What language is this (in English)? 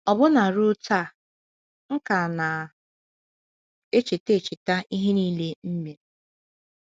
Igbo